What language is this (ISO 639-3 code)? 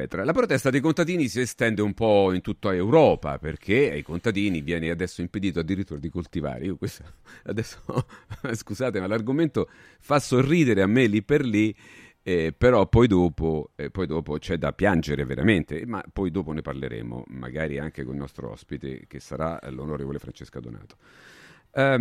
ita